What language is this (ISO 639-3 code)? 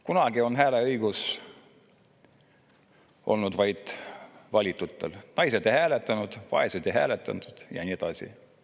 est